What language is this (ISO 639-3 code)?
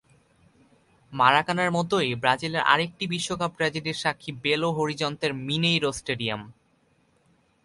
ben